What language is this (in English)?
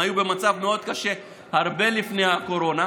Hebrew